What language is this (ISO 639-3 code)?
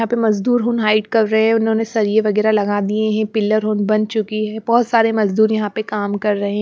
hin